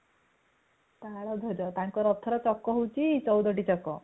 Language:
Odia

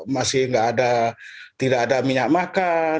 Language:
Indonesian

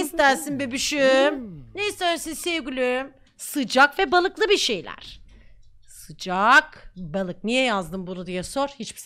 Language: Turkish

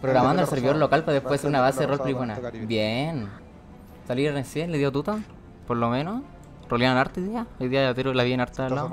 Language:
Spanish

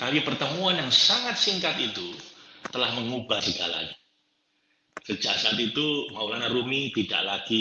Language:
Indonesian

